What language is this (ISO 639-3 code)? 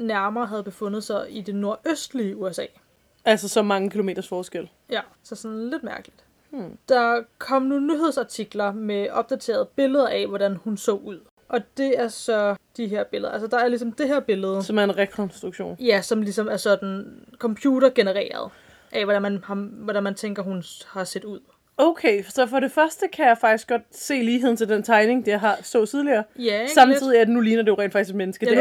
dan